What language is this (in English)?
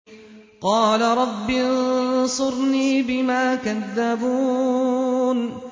Arabic